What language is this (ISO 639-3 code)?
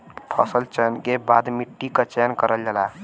bho